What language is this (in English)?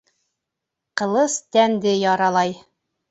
Bashkir